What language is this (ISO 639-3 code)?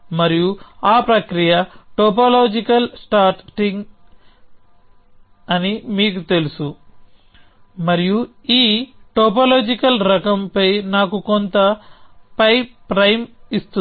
tel